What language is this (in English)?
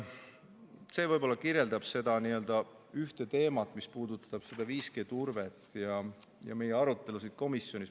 Estonian